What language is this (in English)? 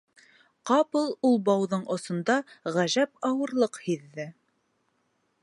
Bashkir